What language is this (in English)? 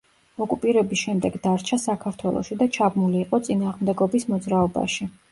Georgian